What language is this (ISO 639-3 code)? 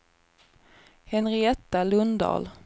swe